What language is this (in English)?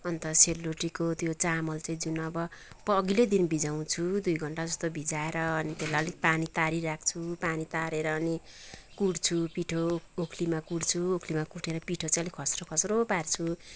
Nepali